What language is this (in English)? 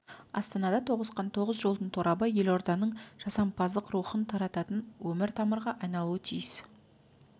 Kazakh